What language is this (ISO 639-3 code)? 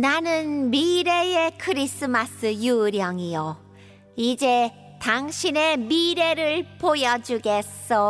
kor